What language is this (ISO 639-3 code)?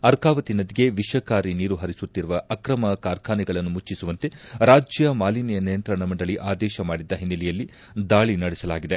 kan